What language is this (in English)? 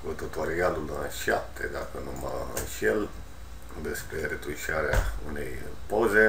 Romanian